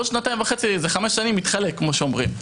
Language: Hebrew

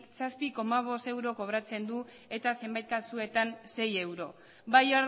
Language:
Basque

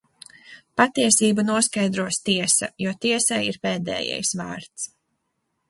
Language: Latvian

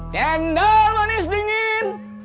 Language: Indonesian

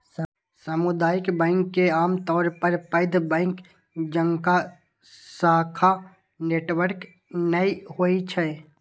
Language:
Maithili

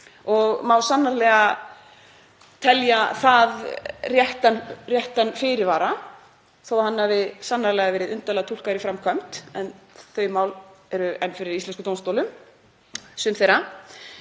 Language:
Icelandic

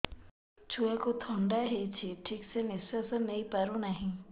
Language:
Odia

